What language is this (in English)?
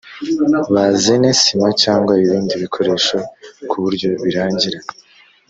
Kinyarwanda